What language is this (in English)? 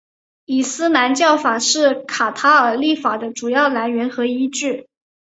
Chinese